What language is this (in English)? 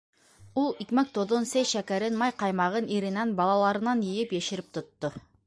Bashkir